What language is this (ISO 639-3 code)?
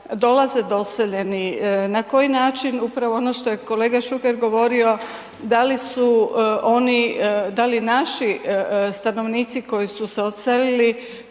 hrv